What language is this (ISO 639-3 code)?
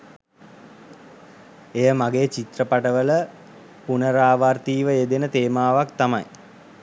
sin